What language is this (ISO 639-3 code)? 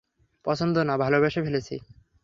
ben